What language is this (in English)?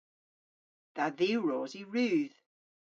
Cornish